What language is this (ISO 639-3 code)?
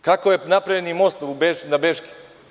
srp